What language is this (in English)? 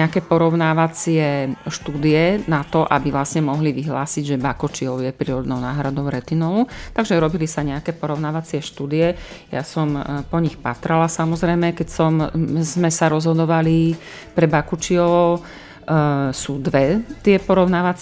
Slovak